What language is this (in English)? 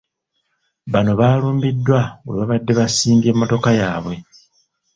Ganda